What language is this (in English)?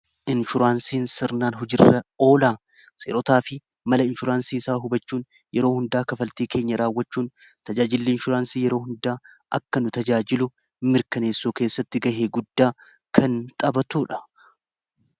Oromo